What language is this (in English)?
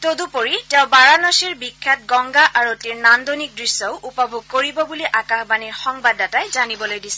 Assamese